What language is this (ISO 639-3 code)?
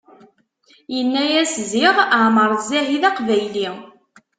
kab